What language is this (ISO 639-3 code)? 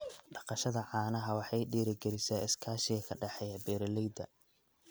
som